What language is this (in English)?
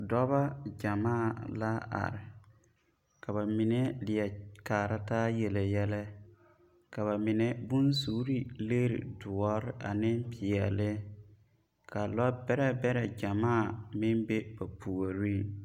Southern Dagaare